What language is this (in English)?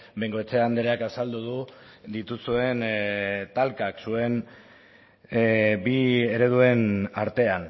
Basque